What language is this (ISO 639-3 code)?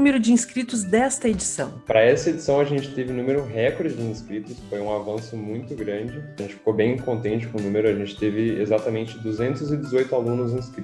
por